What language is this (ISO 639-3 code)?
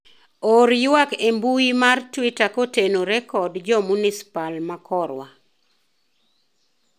luo